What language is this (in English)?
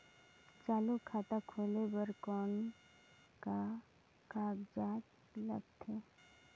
Chhattisgarhi